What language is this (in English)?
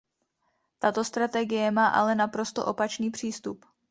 Czech